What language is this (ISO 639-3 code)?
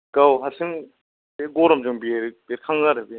brx